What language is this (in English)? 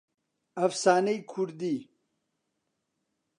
Central Kurdish